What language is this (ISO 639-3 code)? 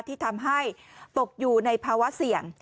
tha